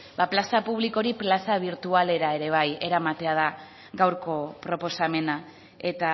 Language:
Basque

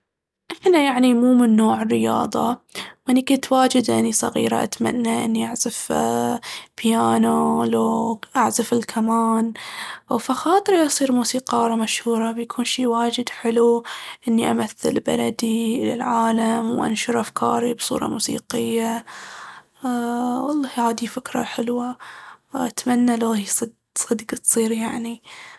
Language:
Baharna Arabic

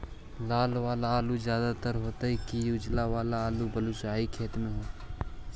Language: Magahi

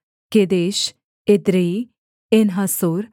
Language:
Hindi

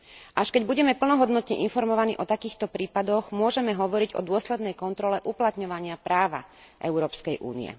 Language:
Slovak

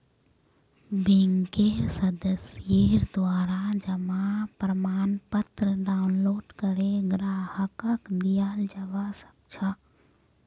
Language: Magahi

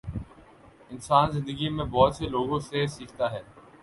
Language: Urdu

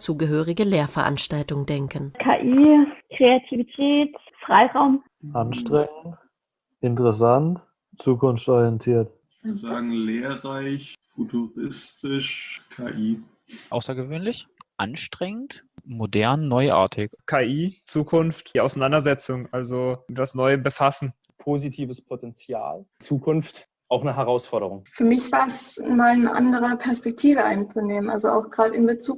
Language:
German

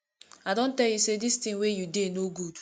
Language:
Nigerian Pidgin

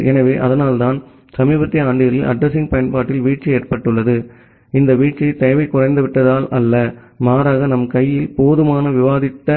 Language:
Tamil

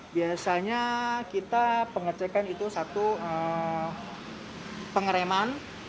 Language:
Indonesian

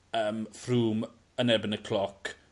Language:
Welsh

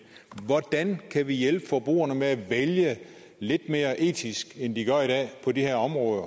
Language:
Danish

